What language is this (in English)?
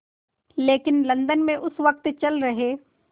Hindi